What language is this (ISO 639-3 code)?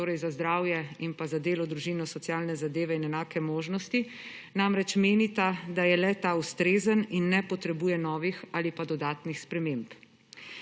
slv